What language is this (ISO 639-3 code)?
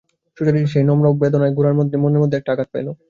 ben